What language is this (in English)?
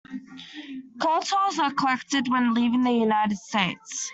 English